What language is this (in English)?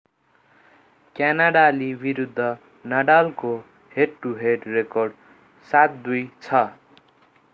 Nepali